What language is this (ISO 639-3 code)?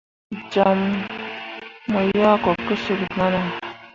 mua